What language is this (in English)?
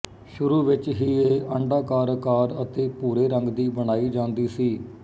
Punjabi